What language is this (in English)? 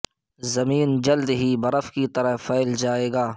Urdu